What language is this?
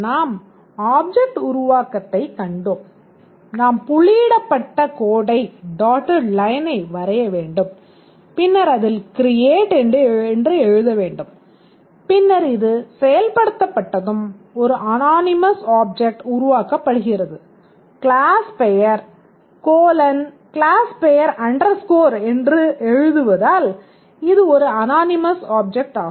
Tamil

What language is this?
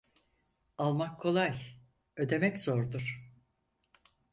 Turkish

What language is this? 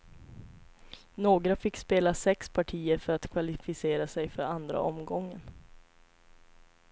Swedish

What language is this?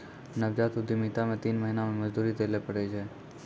Maithili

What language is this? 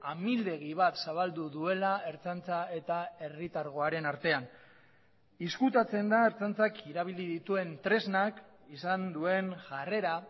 Basque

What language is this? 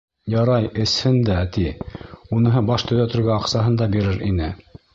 Bashkir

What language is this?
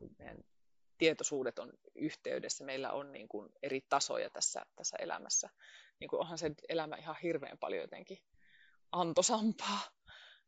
Finnish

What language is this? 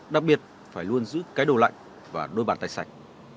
Vietnamese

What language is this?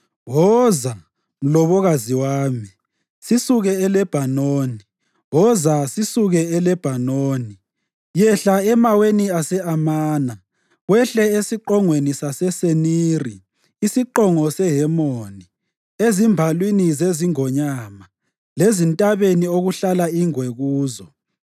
North Ndebele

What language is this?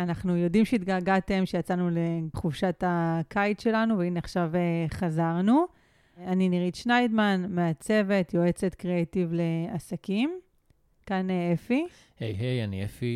Hebrew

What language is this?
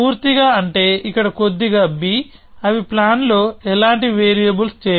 Telugu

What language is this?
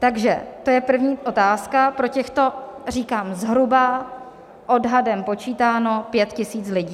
Czech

